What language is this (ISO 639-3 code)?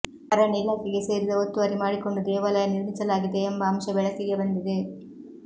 kan